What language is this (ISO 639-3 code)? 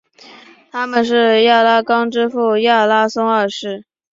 zho